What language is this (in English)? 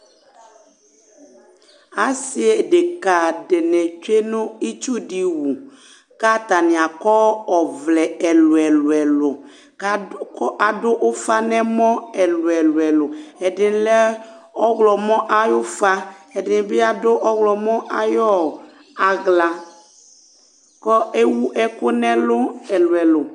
Ikposo